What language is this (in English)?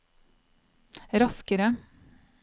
Norwegian